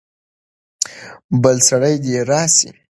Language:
Pashto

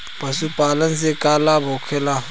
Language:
Bhojpuri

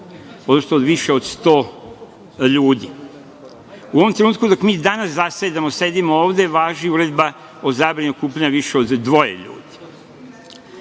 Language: Serbian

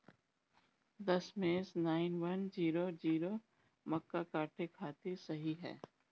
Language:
Bhojpuri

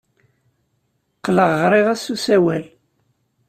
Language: Kabyle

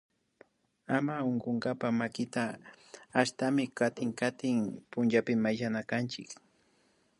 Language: Imbabura Highland Quichua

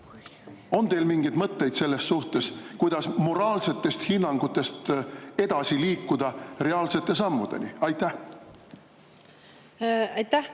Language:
Estonian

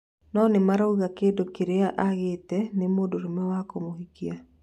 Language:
Kikuyu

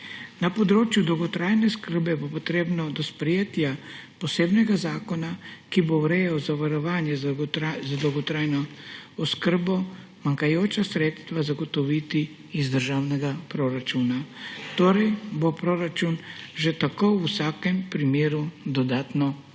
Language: Slovenian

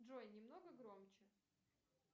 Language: Russian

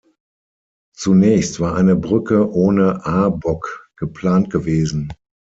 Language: German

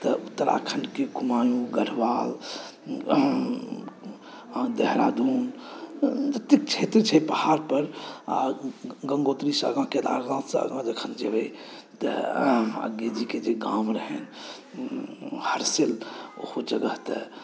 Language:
Maithili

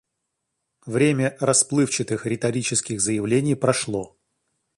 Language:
Russian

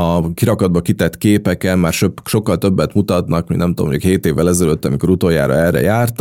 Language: Hungarian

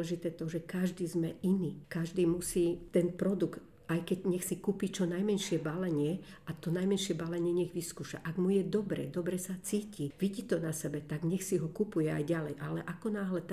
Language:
Slovak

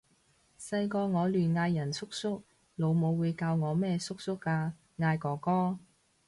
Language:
Cantonese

